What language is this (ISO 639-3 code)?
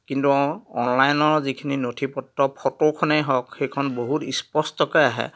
asm